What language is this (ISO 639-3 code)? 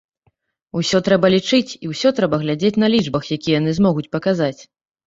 bel